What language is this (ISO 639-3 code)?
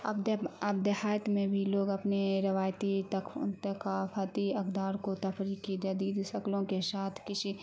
urd